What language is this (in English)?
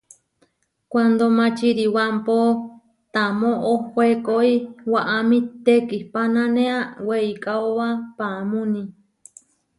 Huarijio